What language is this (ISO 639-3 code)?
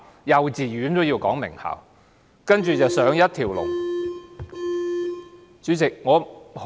yue